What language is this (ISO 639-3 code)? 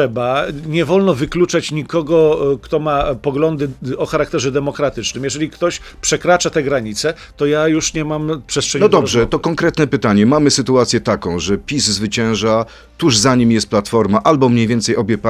pol